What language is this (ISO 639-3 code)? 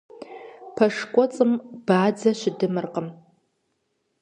kbd